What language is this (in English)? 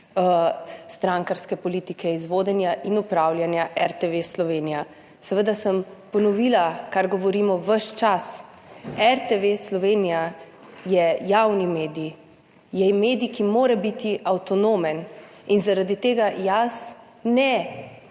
Slovenian